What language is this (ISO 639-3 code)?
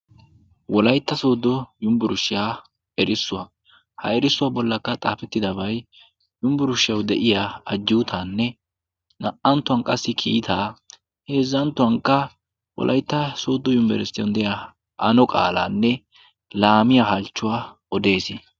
wal